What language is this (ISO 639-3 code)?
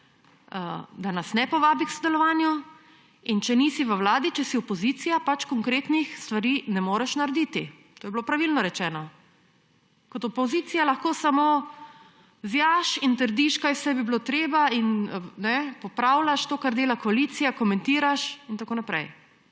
slv